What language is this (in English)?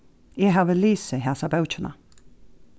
Faroese